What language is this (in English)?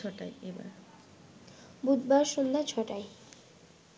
Bangla